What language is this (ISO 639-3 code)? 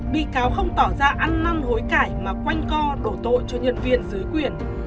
vie